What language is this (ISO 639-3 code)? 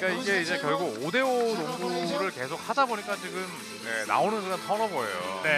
kor